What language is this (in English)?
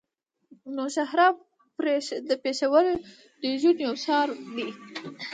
Pashto